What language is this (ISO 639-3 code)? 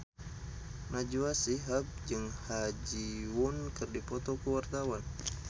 sun